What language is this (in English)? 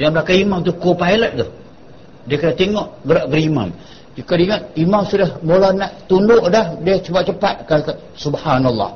Malay